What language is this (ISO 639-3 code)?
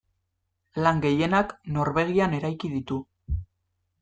eus